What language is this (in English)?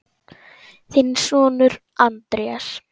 Icelandic